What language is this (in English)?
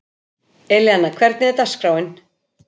Icelandic